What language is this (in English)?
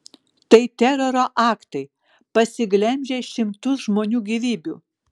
Lithuanian